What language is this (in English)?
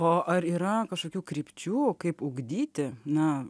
Lithuanian